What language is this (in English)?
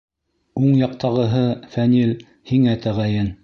Bashkir